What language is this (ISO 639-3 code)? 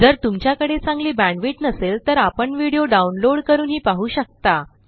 mar